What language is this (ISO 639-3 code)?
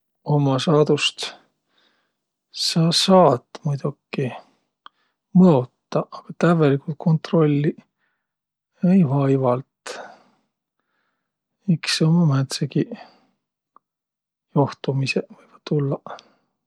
vro